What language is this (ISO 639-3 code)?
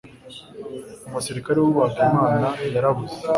kin